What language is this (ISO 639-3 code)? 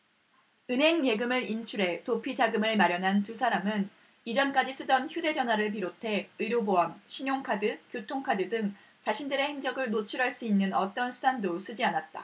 kor